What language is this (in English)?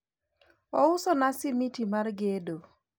Luo (Kenya and Tanzania)